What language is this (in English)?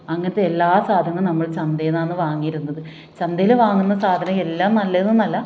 Malayalam